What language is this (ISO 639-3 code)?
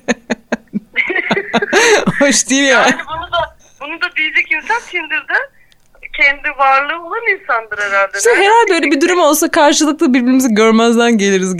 tur